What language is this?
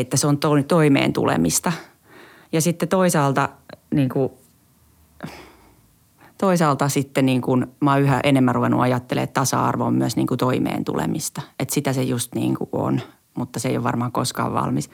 Finnish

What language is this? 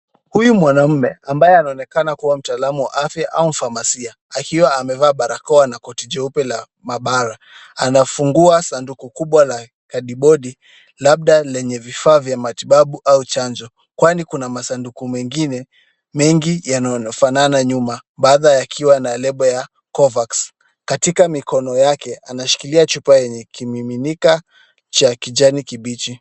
Swahili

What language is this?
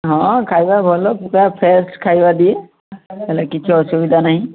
Odia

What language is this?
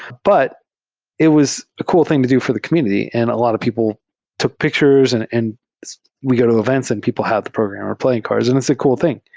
English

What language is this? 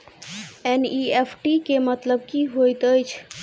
Maithili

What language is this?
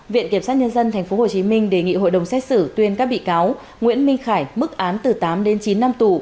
Vietnamese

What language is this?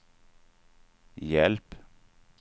Swedish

